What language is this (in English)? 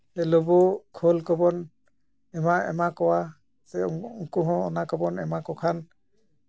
Santali